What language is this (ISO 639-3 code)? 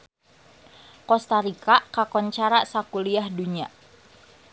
sun